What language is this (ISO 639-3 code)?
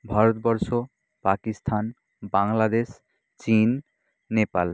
ben